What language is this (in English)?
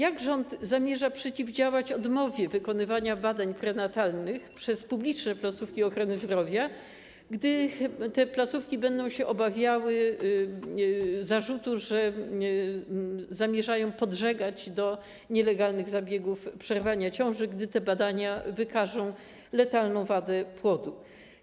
Polish